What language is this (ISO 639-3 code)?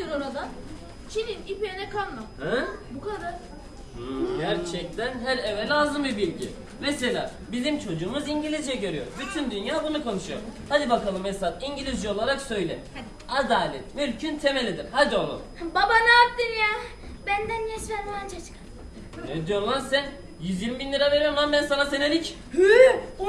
tur